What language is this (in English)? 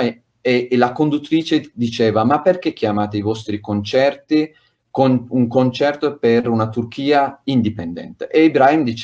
Italian